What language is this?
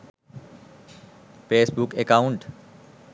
Sinhala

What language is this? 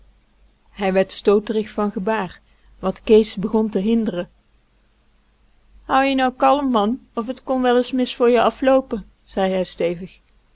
Dutch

